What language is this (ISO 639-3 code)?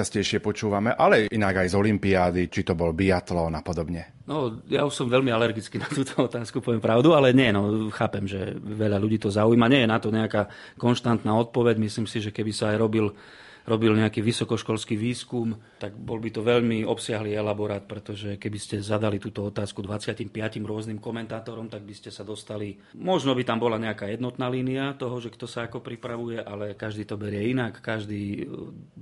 slk